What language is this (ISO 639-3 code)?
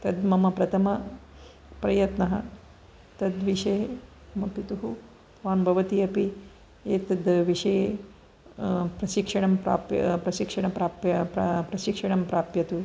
san